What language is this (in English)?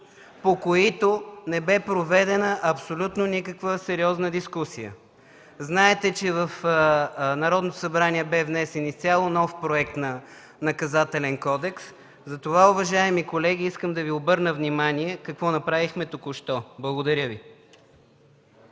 Bulgarian